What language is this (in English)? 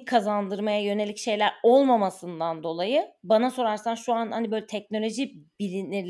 Turkish